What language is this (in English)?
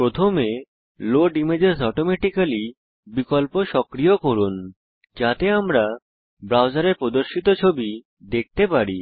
Bangla